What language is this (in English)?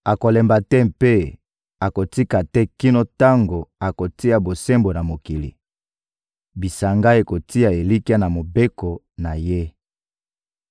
Lingala